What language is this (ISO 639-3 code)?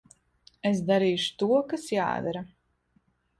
lav